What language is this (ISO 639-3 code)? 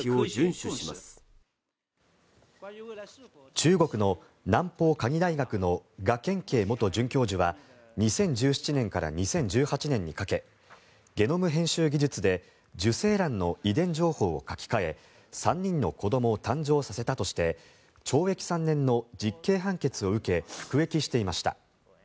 jpn